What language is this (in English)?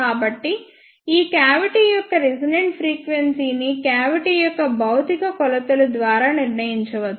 Telugu